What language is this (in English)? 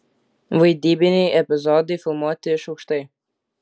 Lithuanian